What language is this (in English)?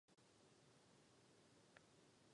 Czech